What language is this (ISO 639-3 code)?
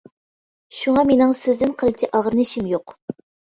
uig